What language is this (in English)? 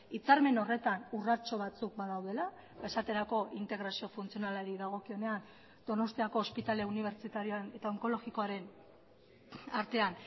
Basque